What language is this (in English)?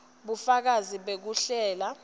Swati